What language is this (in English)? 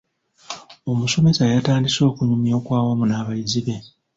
Ganda